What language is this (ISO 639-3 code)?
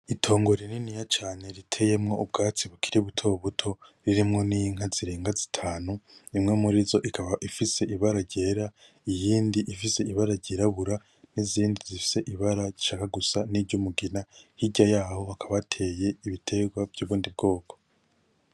run